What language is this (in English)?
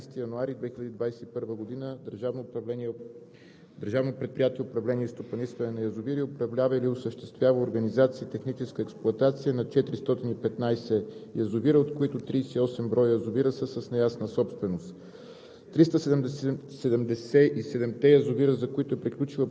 Bulgarian